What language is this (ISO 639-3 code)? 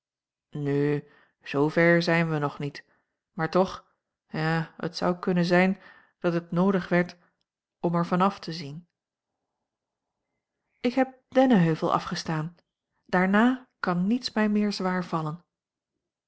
nld